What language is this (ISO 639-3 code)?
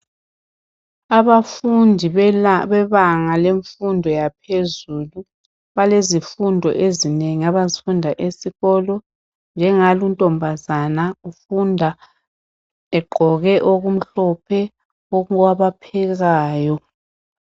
nde